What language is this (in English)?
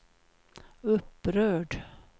Swedish